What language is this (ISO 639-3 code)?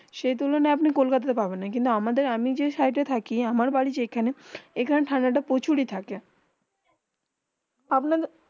ben